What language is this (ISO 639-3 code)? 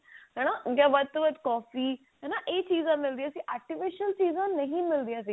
pan